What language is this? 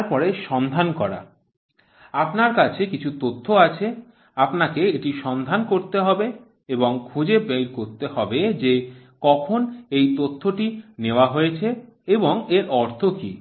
Bangla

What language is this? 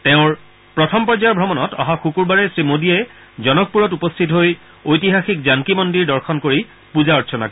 Assamese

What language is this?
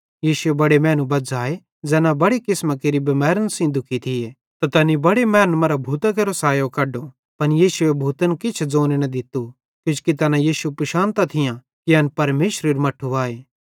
Bhadrawahi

